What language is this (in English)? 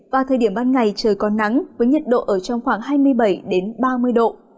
Vietnamese